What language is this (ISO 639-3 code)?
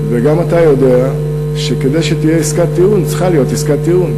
heb